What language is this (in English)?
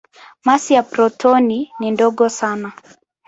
Swahili